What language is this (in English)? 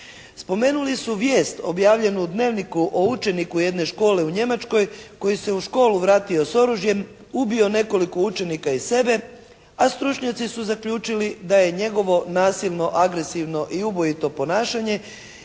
Croatian